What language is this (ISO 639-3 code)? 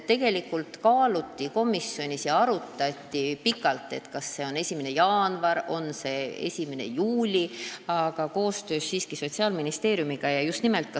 est